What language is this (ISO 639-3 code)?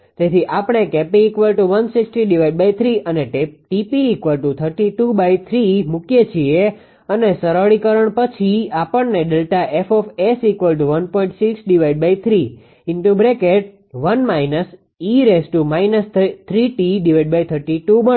guj